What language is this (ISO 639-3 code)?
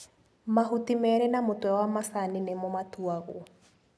kik